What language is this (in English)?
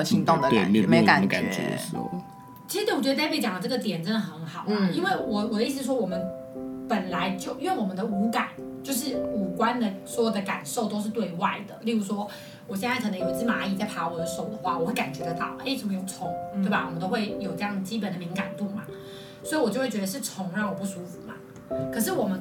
Chinese